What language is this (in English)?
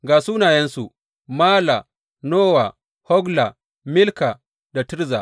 Hausa